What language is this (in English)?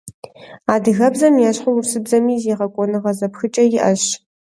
Kabardian